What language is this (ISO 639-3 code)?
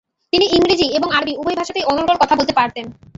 ben